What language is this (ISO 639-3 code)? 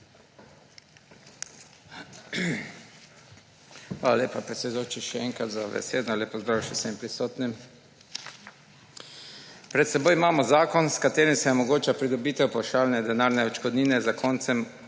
slv